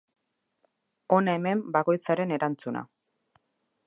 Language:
Basque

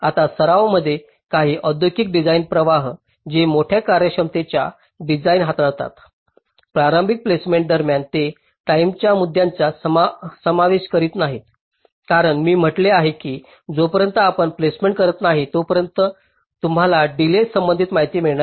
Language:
Marathi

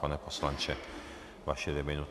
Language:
Czech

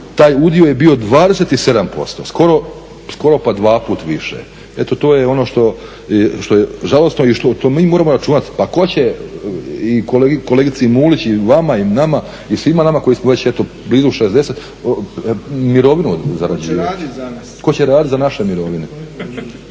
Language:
Croatian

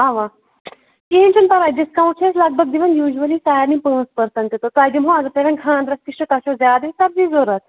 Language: Kashmiri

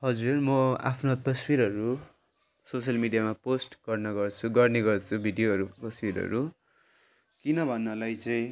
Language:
Nepali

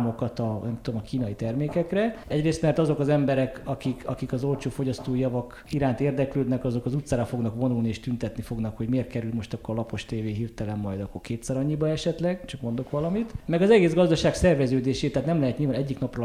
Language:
Hungarian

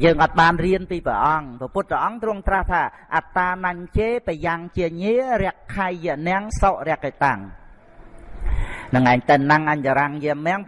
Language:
Vietnamese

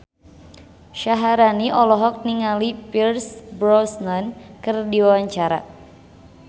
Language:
Sundanese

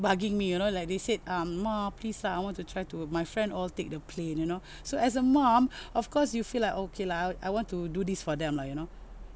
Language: English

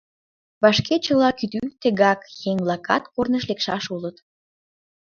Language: Mari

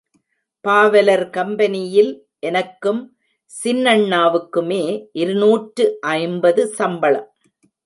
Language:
Tamil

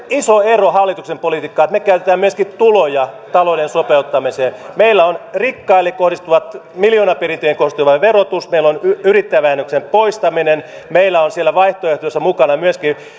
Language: Finnish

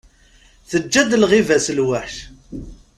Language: Kabyle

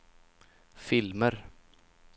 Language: Swedish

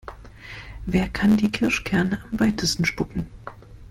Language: German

